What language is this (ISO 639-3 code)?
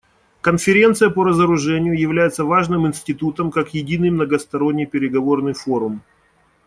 rus